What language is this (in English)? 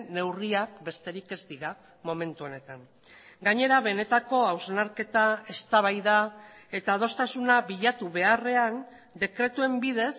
Basque